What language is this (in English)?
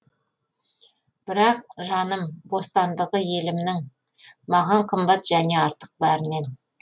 Kazakh